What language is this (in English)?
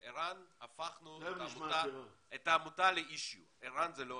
Hebrew